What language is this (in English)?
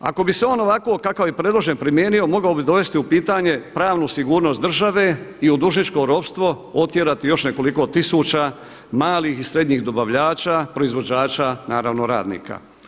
Croatian